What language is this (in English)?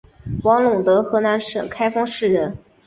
Chinese